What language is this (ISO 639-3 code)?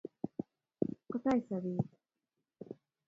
kln